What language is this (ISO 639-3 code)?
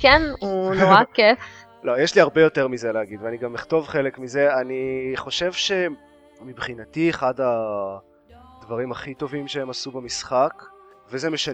heb